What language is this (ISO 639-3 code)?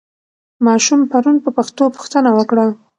pus